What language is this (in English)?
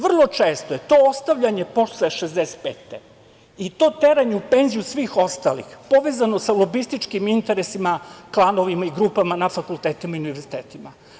Serbian